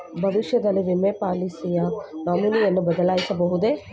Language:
Kannada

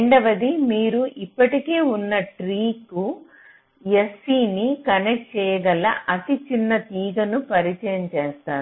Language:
Telugu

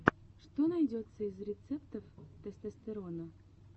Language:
Russian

